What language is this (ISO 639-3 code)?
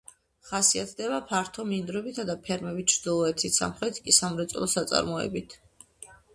kat